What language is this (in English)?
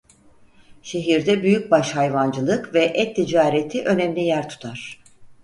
Turkish